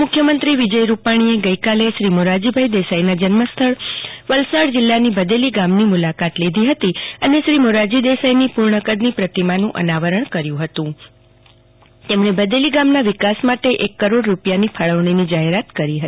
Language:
Gujarati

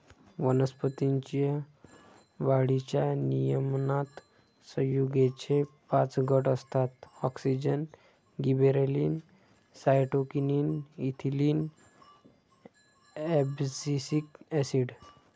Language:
Marathi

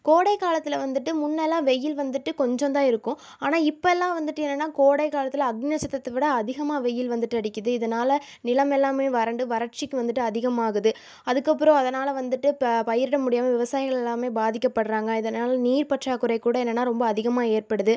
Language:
Tamil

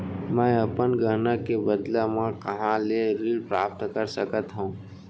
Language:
Chhattisgarhi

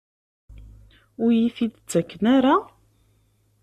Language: Kabyle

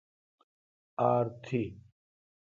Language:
Kalkoti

